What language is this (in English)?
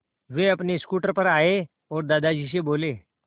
Hindi